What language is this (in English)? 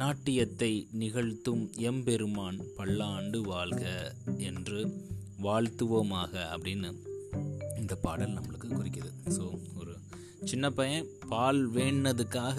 Tamil